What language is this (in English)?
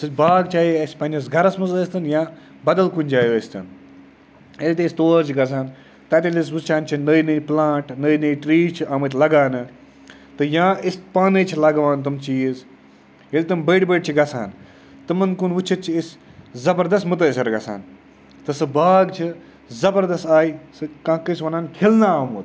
Kashmiri